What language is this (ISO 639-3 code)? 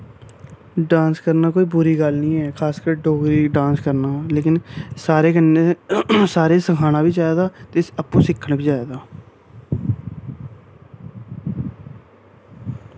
doi